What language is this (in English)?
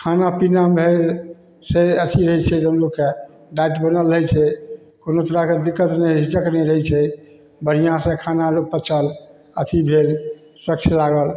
Maithili